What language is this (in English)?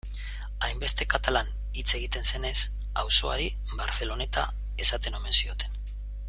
Basque